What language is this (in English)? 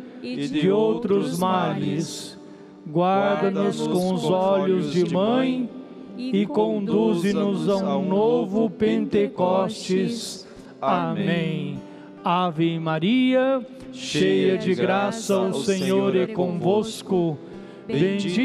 Portuguese